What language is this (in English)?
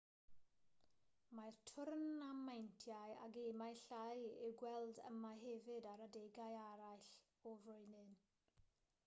Welsh